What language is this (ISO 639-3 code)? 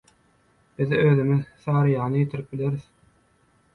tuk